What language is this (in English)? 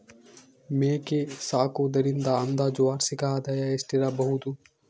Kannada